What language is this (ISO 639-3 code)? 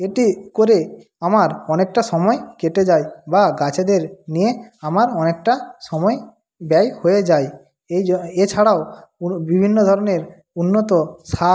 ben